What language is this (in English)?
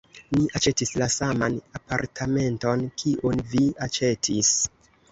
Esperanto